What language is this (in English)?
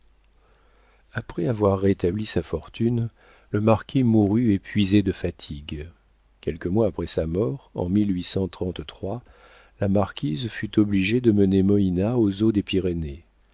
French